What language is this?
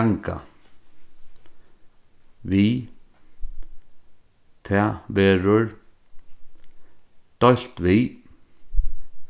Faroese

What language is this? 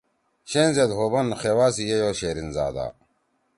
Torwali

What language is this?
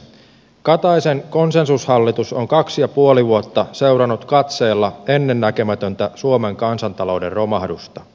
Finnish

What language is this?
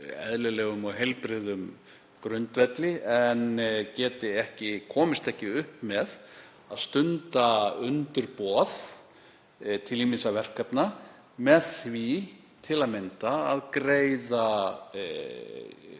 Icelandic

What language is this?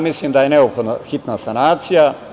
Serbian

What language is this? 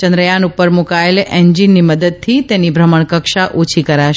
Gujarati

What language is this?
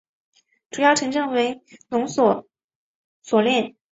Chinese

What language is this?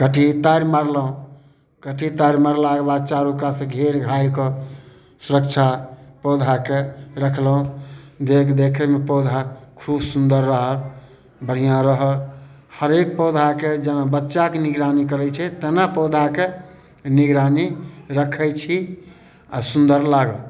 Maithili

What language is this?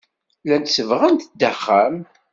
Kabyle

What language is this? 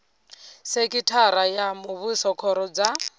Venda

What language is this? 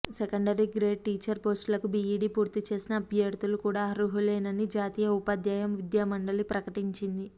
Telugu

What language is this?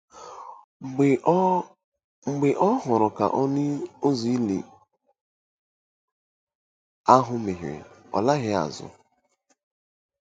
Igbo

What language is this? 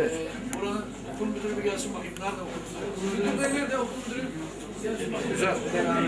Turkish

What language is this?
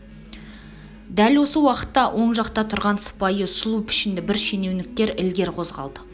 Kazakh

